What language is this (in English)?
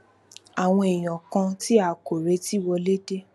Yoruba